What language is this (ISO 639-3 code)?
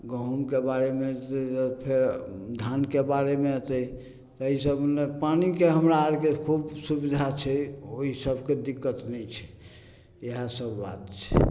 mai